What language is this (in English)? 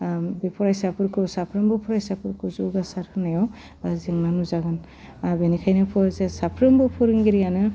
Bodo